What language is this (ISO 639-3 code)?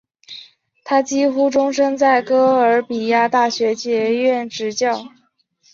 zho